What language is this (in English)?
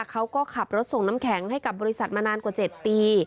Thai